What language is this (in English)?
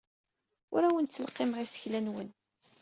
Kabyle